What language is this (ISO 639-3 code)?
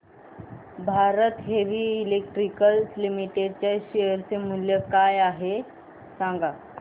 mar